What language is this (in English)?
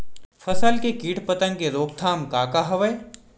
Chhattisgarhi